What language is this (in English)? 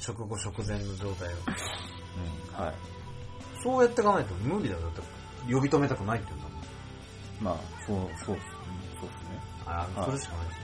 Japanese